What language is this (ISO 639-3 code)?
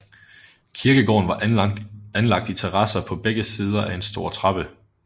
dan